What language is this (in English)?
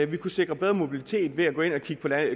Danish